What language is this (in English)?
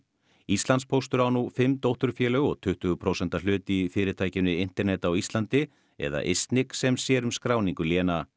Icelandic